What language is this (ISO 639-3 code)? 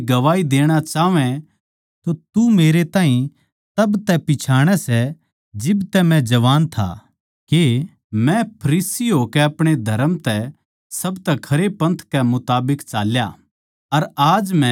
bgc